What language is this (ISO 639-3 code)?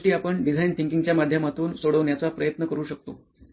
mar